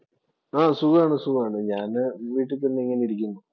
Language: Malayalam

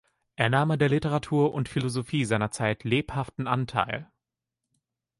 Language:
German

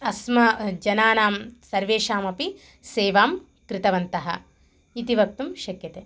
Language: Sanskrit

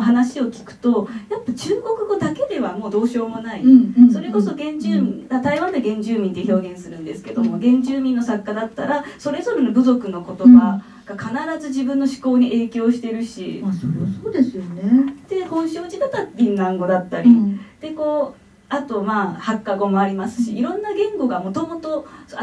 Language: Japanese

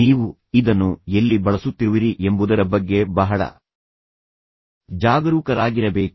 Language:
Kannada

